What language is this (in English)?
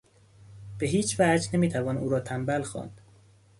Persian